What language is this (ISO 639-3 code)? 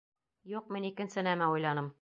bak